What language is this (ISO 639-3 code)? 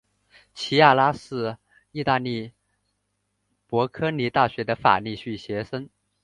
zho